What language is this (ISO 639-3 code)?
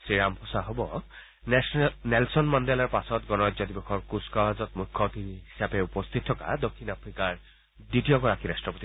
asm